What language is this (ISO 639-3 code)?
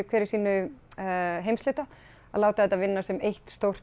isl